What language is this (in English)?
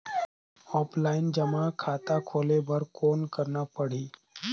Chhattisgarhi